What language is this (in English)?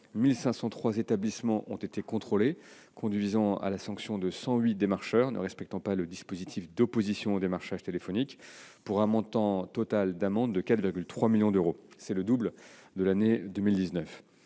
French